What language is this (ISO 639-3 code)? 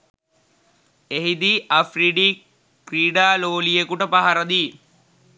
sin